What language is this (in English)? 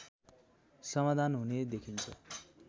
Nepali